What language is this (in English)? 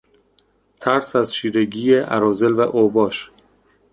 Persian